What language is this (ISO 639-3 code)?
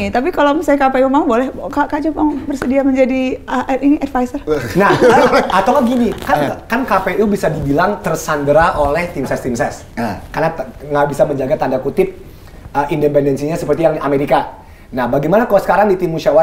ind